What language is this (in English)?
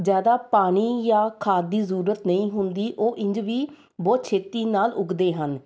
Punjabi